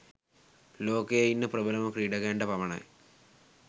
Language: Sinhala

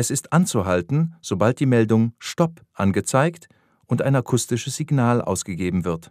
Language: German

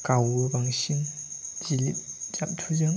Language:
Bodo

